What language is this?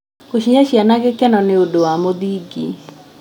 Kikuyu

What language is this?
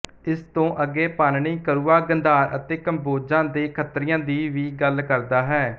Punjabi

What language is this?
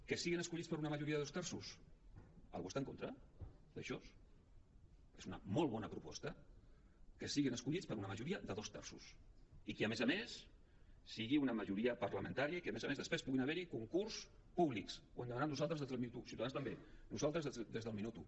Catalan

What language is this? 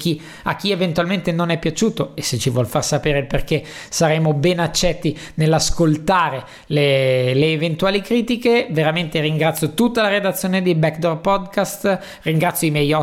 Italian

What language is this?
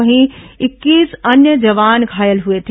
Hindi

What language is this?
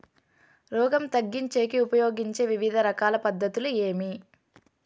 Telugu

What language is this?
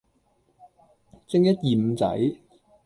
Cantonese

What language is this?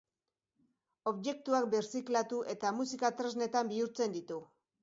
Basque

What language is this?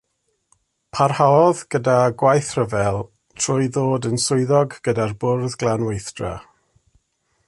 Welsh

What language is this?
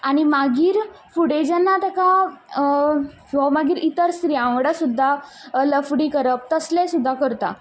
Konkani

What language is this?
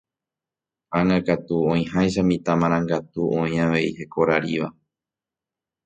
Guarani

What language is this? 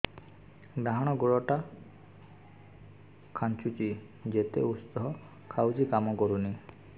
Odia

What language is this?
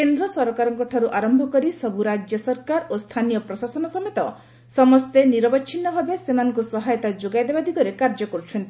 Odia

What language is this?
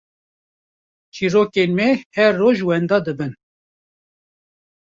Kurdish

